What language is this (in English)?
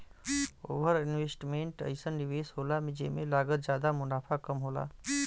Bhojpuri